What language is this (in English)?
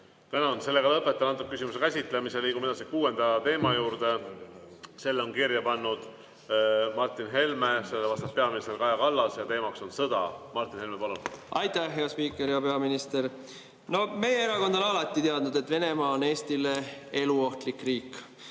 Estonian